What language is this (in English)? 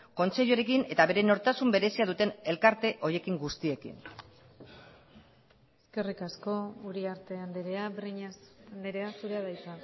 Basque